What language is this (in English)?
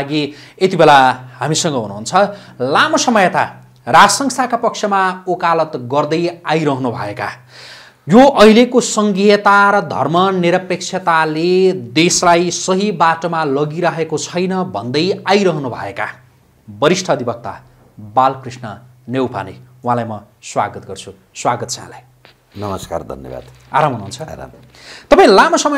Indonesian